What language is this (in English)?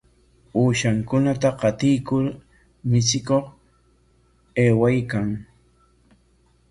Corongo Ancash Quechua